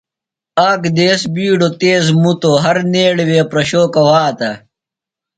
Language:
Phalura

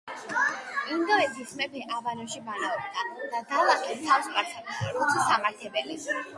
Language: Georgian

